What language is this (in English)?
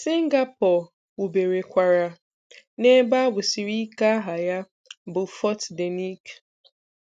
Igbo